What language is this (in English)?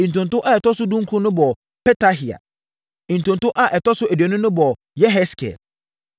Akan